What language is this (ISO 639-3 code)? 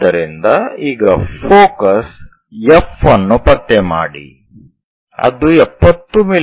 kan